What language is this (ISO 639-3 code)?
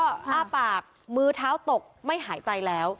tha